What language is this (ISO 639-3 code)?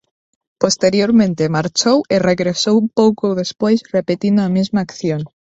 glg